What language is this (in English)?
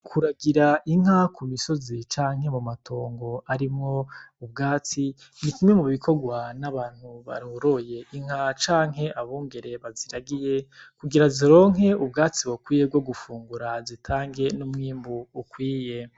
Rundi